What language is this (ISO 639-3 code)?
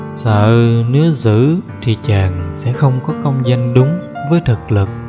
vie